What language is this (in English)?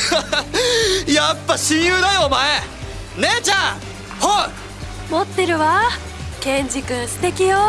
Japanese